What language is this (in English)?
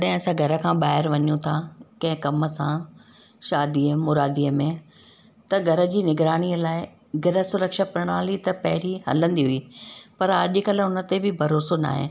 Sindhi